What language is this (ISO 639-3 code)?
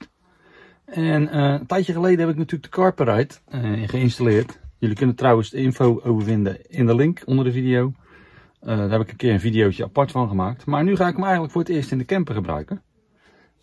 nld